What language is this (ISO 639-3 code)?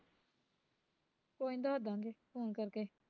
pan